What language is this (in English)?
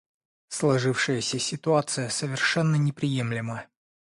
Russian